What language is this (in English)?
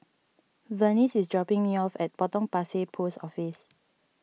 English